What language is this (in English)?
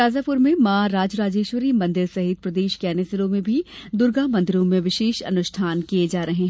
Hindi